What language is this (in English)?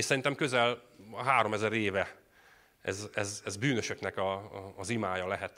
Hungarian